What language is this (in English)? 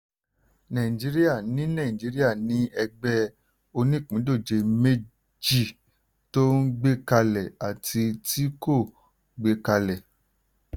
Yoruba